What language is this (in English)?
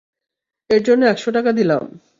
Bangla